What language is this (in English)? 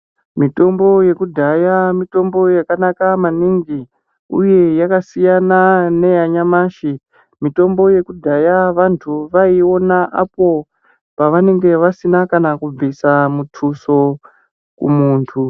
Ndau